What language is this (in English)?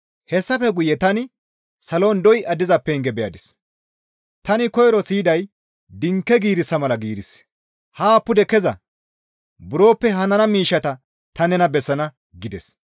Gamo